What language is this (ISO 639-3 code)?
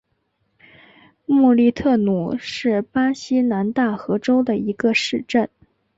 zho